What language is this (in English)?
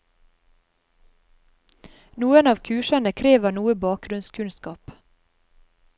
Norwegian